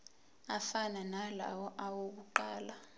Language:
Zulu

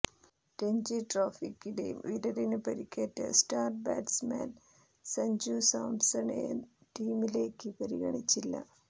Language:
Malayalam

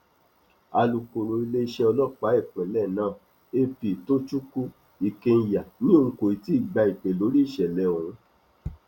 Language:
Yoruba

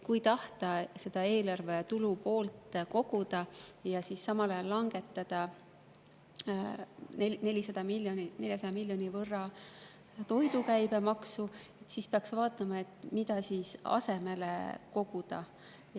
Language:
Estonian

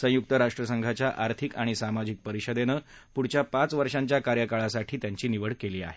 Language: Marathi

